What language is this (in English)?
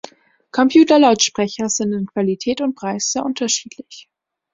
German